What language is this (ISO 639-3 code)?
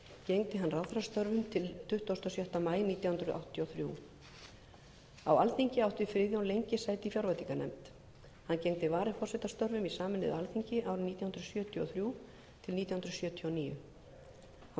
isl